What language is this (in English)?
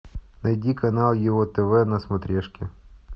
Russian